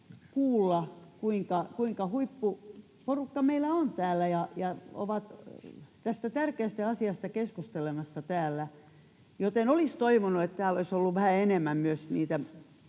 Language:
Finnish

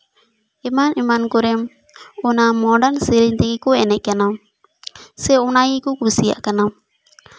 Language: Santali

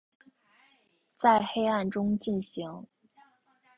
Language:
Chinese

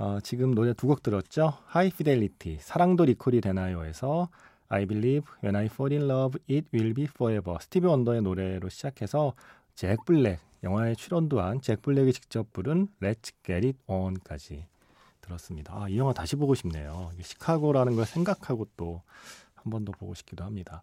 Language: Korean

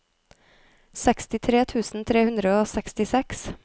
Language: Norwegian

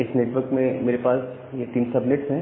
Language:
Hindi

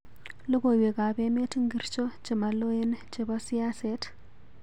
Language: Kalenjin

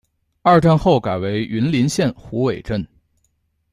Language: Chinese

